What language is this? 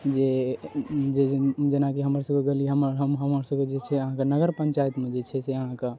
Maithili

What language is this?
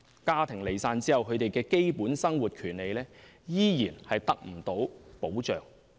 Cantonese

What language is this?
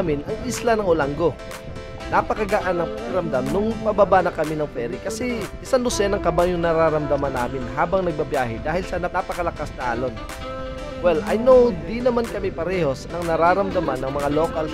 Filipino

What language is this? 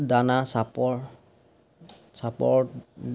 Assamese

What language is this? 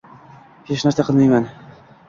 Uzbek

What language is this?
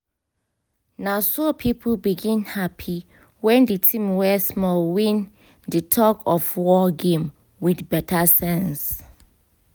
Nigerian Pidgin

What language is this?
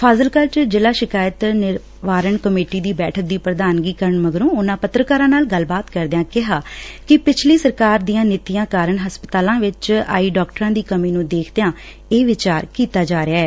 Punjabi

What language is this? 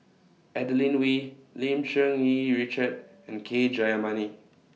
English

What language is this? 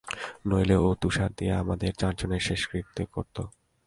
Bangla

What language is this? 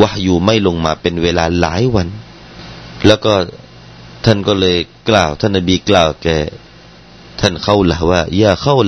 Thai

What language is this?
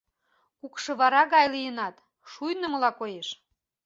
Mari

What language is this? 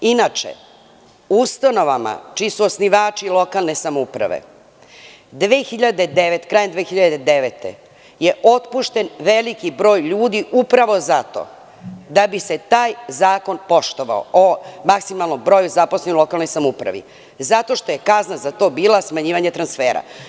Serbian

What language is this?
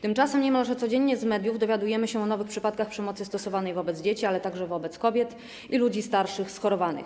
Polish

